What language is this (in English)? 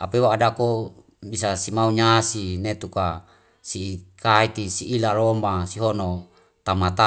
Wemale